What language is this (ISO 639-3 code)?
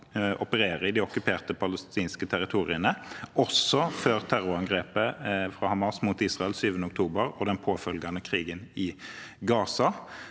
nor